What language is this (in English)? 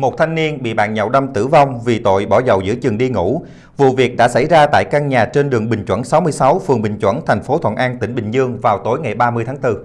Vietnamese